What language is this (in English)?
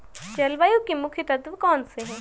Hindi